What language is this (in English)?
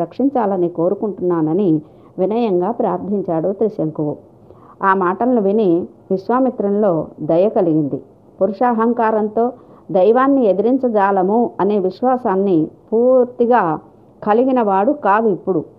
Telugu